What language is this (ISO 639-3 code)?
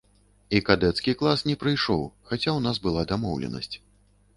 bel